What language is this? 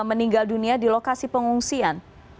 Indonesian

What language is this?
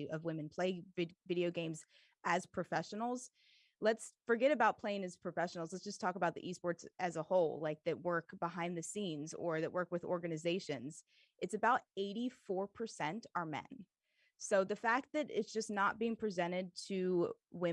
English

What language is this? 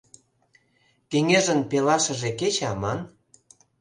Mari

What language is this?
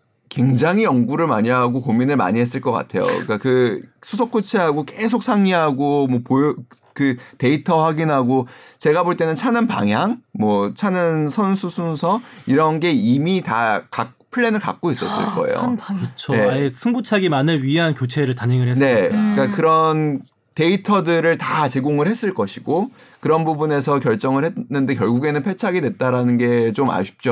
Korean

